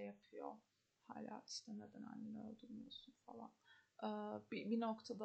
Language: Turkish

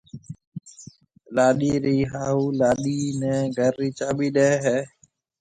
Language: Marwari (Pakistan)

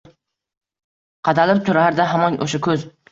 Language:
Uzbek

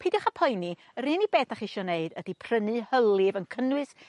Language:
Welsh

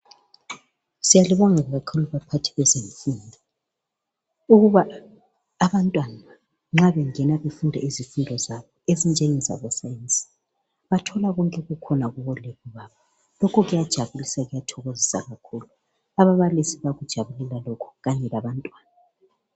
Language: North Ndebele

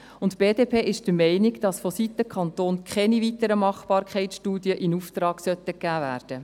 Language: Swiss German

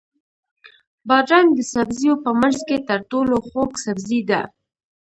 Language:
Pashto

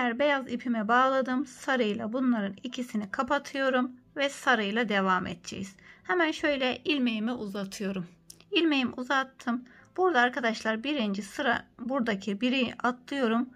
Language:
Turkish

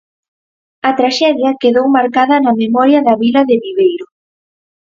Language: Galician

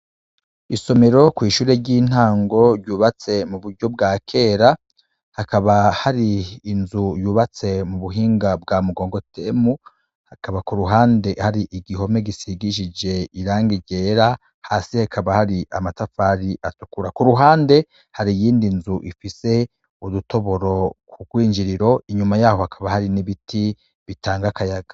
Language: Rundi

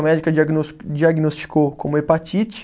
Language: Portuguese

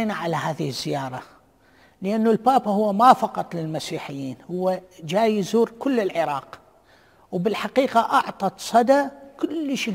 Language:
Arabic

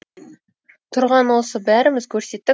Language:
Kazakh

